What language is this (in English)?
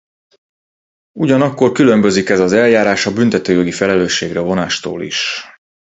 Hungarian